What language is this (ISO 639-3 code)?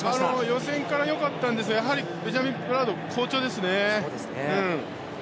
jpn